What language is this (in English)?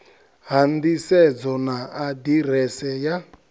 Venda